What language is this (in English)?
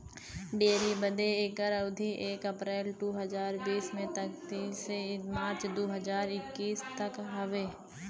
Bhojpuri